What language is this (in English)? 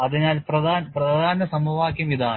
Malayalam